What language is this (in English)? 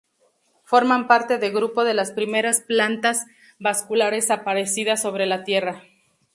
Spanish